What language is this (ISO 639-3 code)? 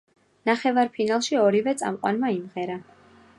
kat